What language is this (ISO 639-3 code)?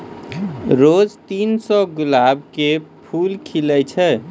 mai